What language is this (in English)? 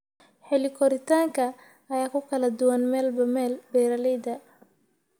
Somali